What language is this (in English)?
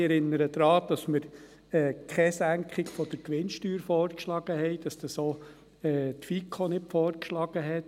Swiss German